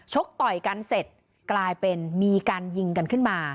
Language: Thai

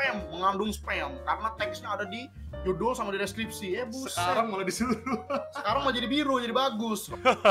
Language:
Indonesian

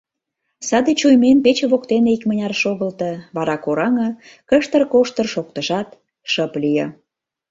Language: Mari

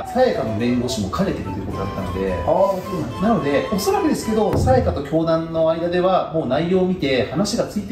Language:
Japanese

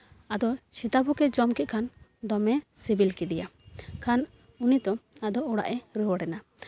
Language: Santali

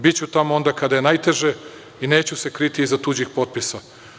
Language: Serbian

